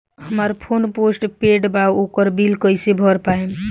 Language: Bhojpuri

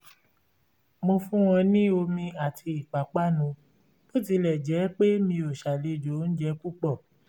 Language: Yoruba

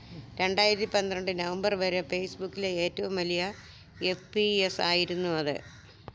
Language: Malayalam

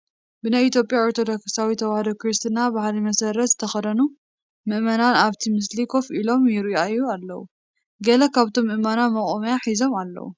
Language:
Tigrinya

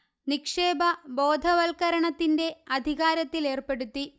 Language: Malayalam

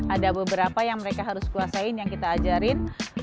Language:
Indonesian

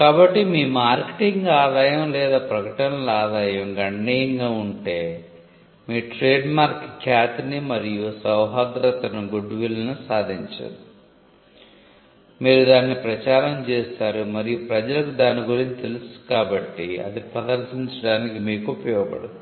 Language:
Telugu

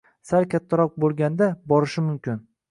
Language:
Uzbek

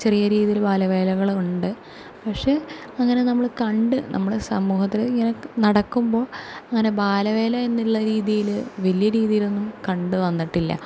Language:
Malayalam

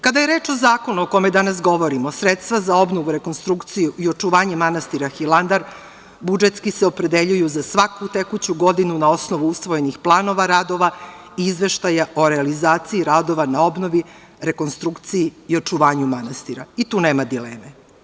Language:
Serbian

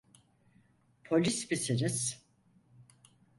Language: Turkish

